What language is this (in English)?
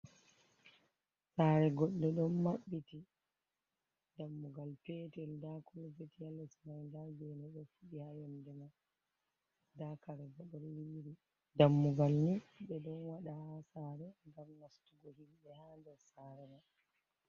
Fula